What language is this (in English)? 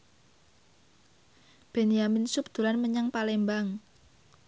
Javanese